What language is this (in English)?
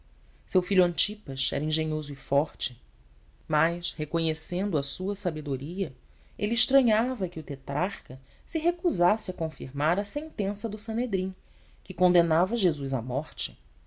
Portuguese